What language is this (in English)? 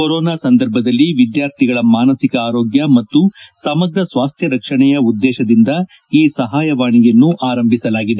Kannada